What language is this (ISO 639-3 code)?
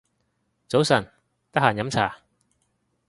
yue